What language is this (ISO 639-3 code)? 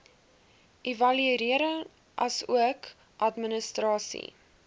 afr